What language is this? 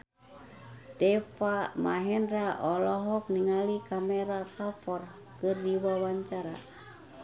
Sundanese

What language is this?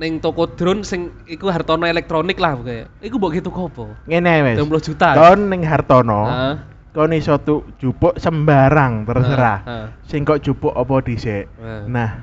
Indonesian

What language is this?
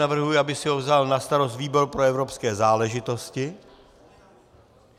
Czech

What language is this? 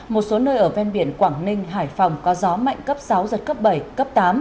Vietnamese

